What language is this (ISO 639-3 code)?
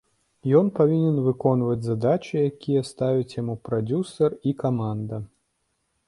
bel